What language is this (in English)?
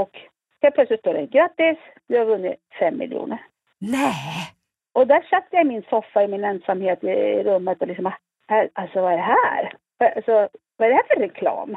Swedish